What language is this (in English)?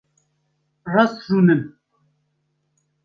Kurdish